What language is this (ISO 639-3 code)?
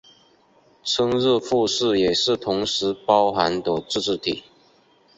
zho